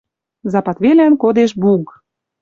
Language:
Western Mari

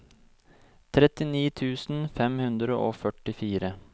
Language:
Norwegian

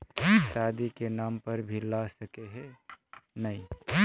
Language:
Magahi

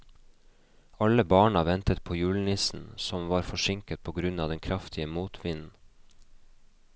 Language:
Norwegian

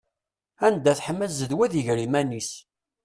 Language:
Kabyle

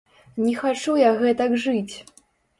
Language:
Belarusian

